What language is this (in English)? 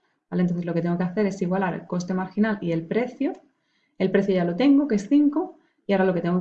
Spanish